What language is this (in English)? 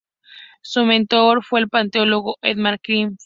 Spanish